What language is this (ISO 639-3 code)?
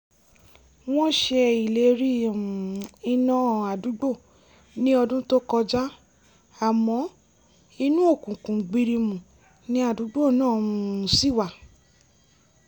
yor